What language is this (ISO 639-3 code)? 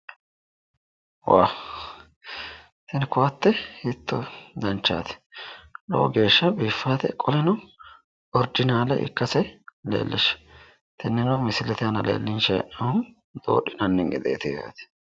sid